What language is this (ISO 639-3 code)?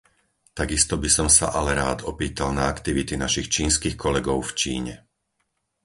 slk